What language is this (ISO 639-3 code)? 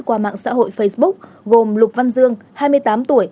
vie